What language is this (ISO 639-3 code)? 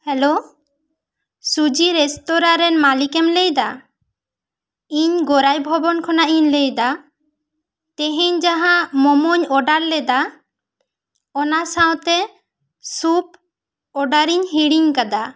sat